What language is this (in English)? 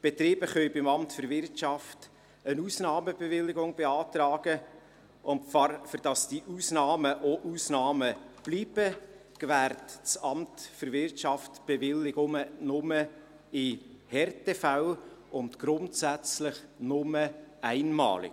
Swiss German